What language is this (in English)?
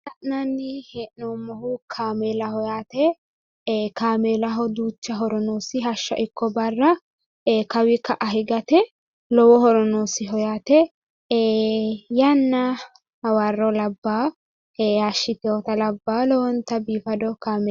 Sidamo